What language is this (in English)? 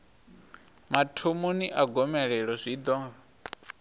Venda